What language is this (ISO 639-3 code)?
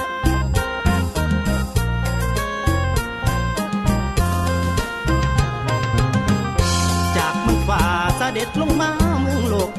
tha